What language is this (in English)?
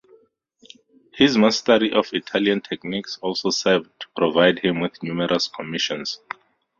English